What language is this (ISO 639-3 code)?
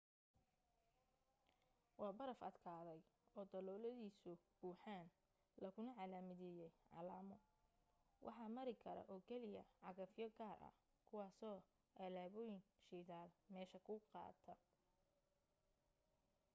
som